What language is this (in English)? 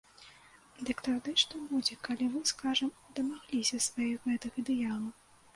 Belarusian